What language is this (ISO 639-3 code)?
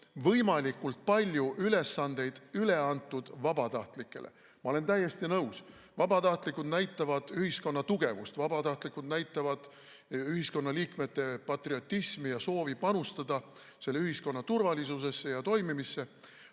est